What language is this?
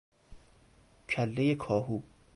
Persian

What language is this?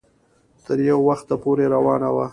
Pashto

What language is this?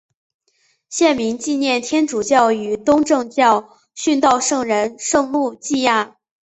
Chinese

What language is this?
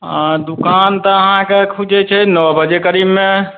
Maithili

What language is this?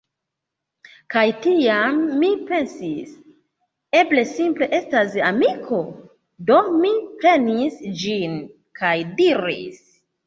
Esperanto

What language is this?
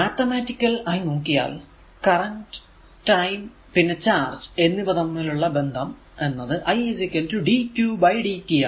Malayalam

